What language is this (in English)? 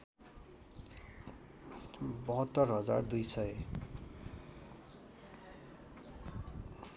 Nepali